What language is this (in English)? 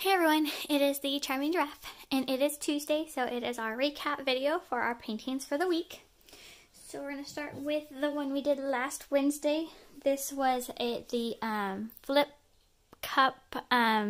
English